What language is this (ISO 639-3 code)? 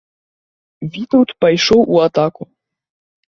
bel